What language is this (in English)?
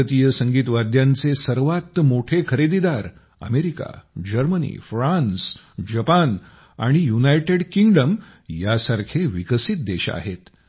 Marathi